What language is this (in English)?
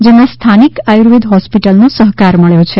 Gujarati